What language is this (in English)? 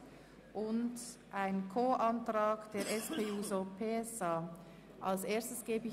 Swiss German